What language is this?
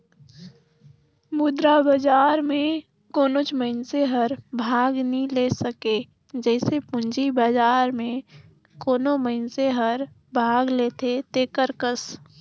Chhattisgarhi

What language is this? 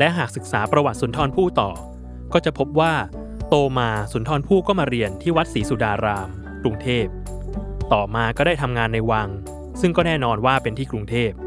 Thai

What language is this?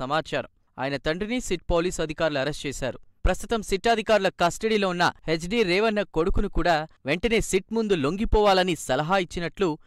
Telugu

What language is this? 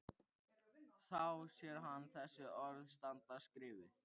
Icelandic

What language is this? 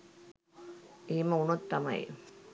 Sinhala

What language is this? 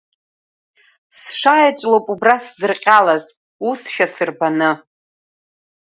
Abkhazian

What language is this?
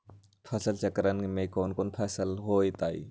Magahi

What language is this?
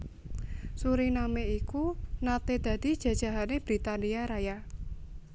Javanese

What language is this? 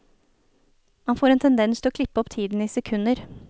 Norwegian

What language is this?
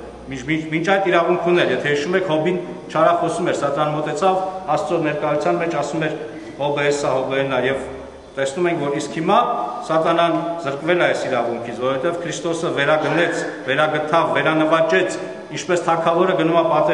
Turkish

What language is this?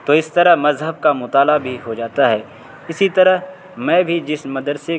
Urdu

